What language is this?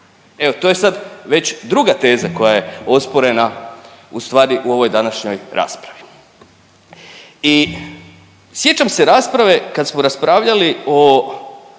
Croatian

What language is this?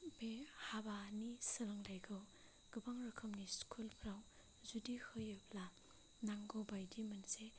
Bodo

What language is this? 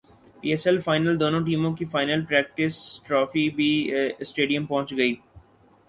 Urdu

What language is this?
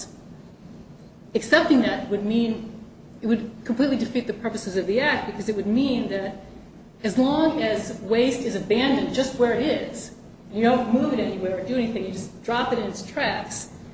English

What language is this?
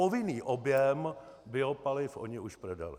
Czech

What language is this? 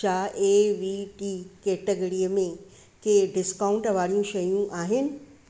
Sindhi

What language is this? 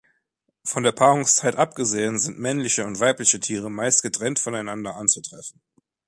German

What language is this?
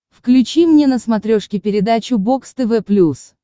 Russian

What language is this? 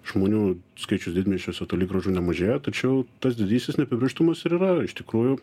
Lithuanian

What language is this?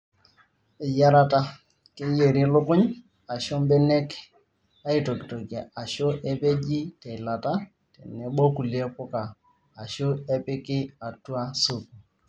Masai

